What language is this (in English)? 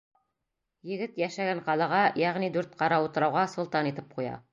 Bashkir